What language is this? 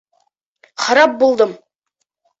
Bashkir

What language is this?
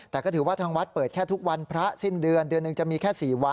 Thai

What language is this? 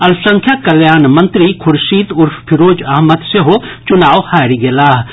Maithili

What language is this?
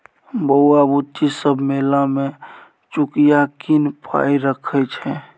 Maithili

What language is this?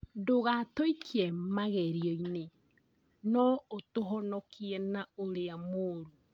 Kikuyu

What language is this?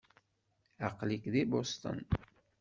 Kabyle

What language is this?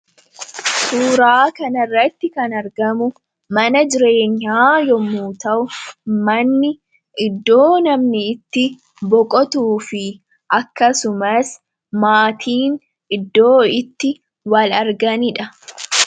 Oromo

